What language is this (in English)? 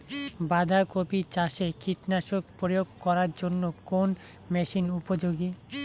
Bangla